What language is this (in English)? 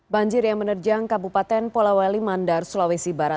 Indonesian